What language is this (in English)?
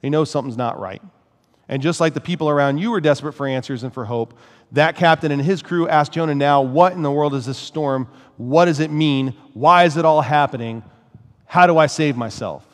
English